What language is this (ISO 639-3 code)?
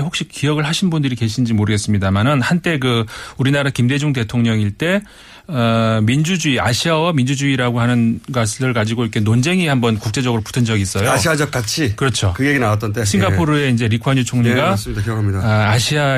kor